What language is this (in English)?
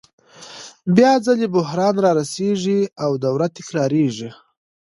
Pashto